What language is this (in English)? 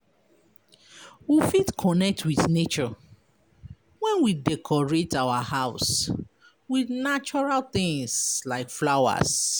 Nigerian Pidgin